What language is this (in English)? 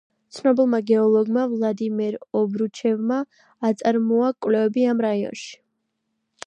Georgian